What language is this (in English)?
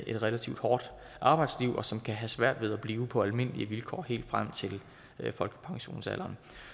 Danish